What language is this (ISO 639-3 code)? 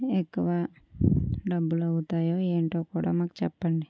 tel